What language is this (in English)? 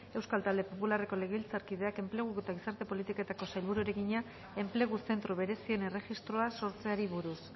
Basque